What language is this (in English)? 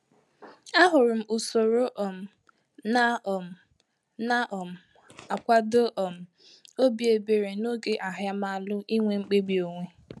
Igbo